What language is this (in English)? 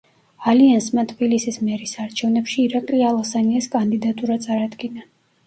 Georgian